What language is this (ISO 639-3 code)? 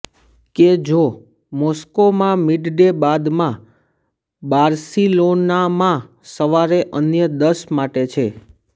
guj